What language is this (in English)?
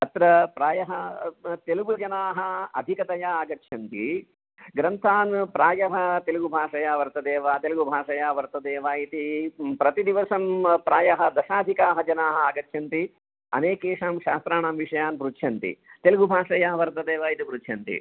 Sanskrit